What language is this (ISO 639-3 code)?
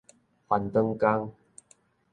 nan